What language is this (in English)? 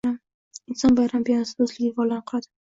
Uzbek